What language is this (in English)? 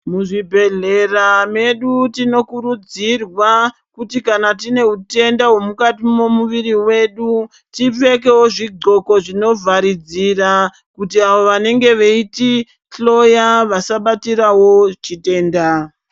Ndau